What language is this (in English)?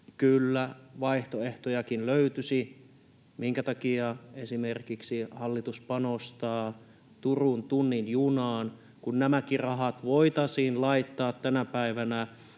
Finnish